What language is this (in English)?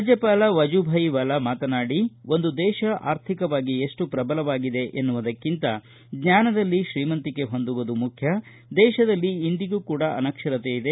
Kannada